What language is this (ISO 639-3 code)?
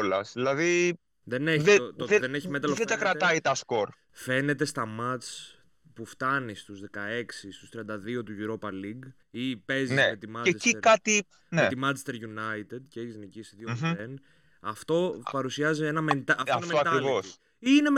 ell